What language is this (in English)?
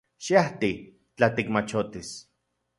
Central Puebla Nahuatl